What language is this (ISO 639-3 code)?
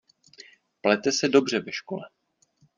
ces